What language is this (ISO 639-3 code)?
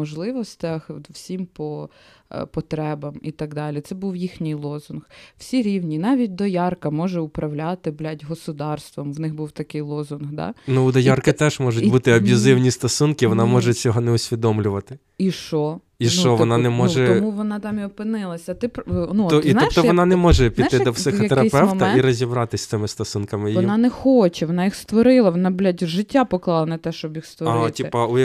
ukr